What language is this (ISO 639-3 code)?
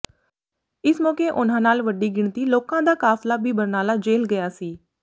pan